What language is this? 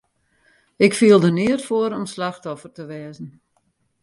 Western Frisian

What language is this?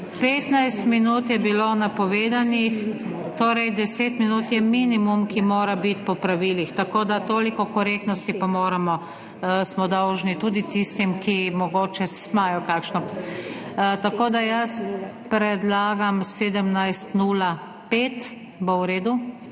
Slovenian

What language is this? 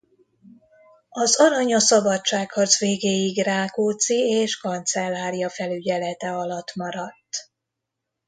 Hungarian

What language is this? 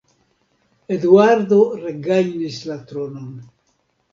Esperanto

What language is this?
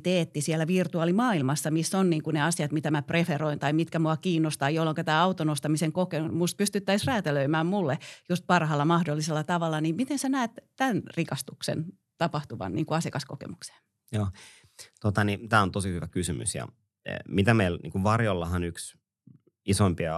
Finnish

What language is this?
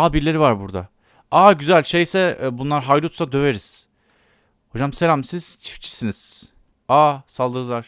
Turkish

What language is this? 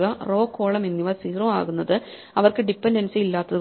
Malayalam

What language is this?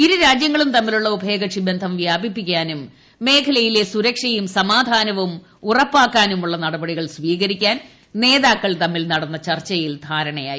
Malayalam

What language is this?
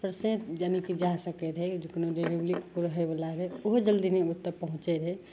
Maithili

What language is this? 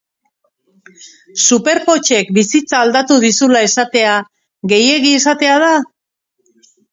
Basque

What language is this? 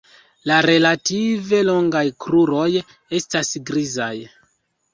Esperanto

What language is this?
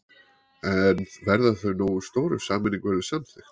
Icelandic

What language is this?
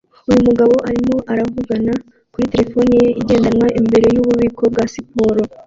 Kinyarwanda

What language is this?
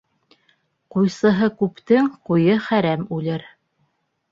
Bashkir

